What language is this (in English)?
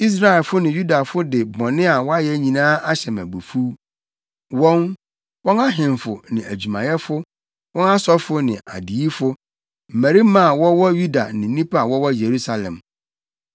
Akan